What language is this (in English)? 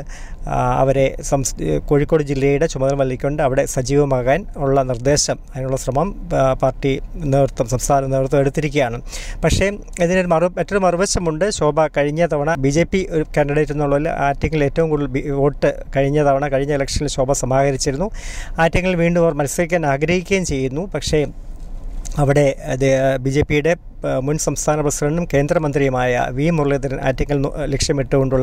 Malayalam